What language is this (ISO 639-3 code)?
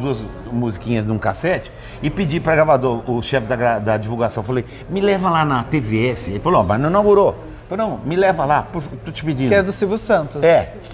por